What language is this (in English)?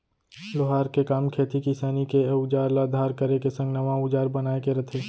Chhattisgarhi